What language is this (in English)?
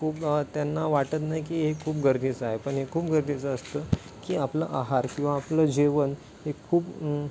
Marathi